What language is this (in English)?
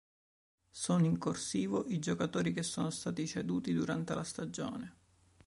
Italian